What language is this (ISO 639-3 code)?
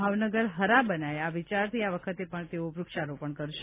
guj